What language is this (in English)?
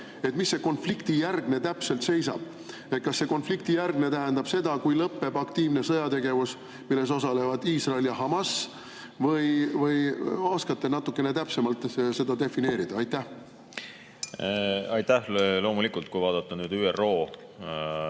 Estonian